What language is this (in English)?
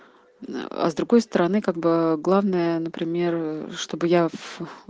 Russian